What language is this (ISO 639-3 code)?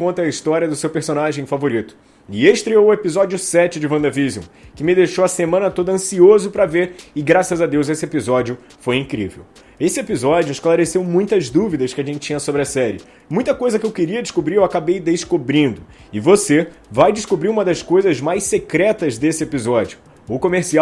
por